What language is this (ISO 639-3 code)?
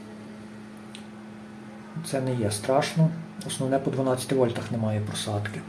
ukr